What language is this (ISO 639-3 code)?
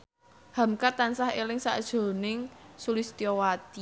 jav